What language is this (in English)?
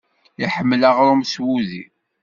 Kabyle